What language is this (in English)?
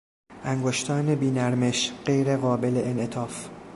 Persian